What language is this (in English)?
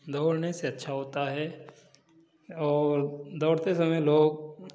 Hindi